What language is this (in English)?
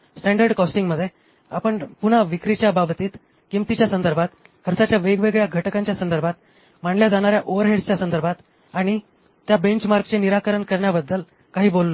Marathi